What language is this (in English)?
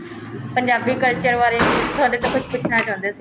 Punjabi